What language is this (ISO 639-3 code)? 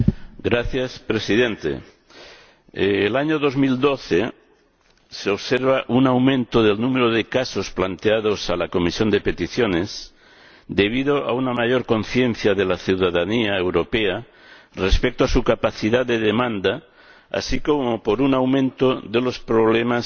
spa